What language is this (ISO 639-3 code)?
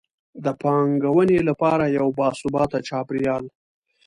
pus